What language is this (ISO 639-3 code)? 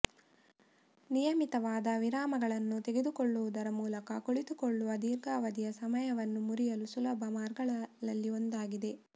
kan